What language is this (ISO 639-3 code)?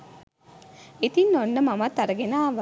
sin